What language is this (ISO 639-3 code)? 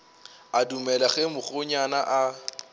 nso